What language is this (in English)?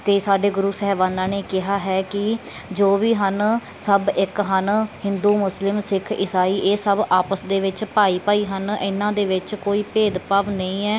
Punjabi